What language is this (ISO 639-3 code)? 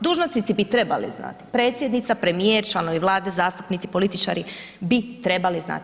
hrv